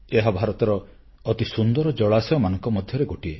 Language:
Odia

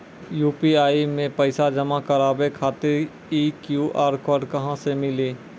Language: Maithili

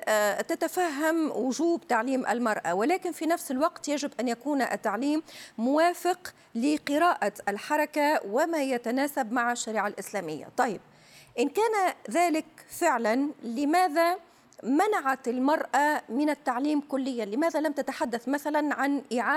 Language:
Arabic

